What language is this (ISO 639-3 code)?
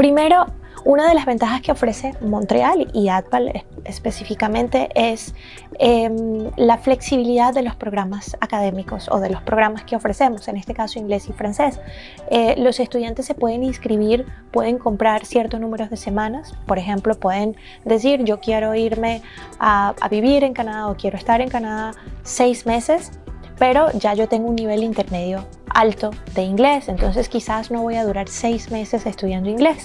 spa